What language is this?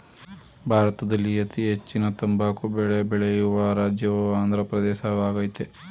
Kannada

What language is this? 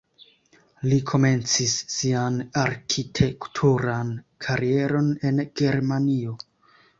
Esperanto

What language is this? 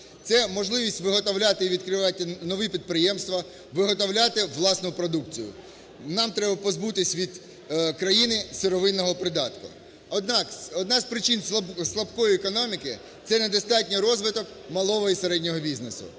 Ukrainian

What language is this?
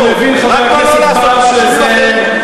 Hebrew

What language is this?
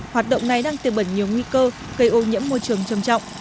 Vietnamese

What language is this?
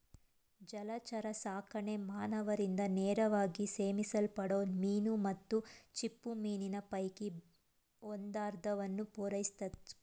Kannada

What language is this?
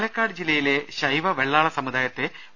Malayalam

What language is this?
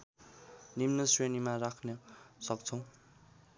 Nepali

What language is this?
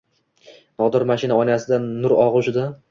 Uzbek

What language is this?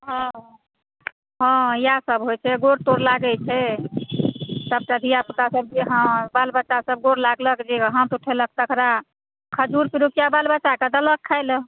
Maithili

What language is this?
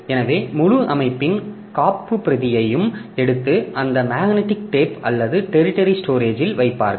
Tamil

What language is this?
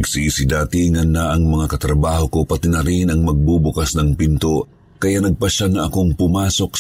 Filipino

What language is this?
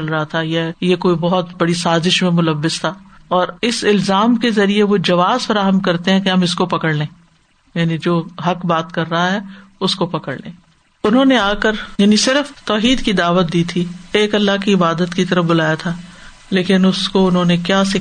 Urdu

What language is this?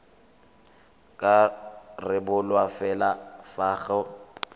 Tswana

